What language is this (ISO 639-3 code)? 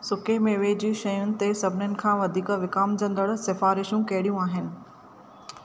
snd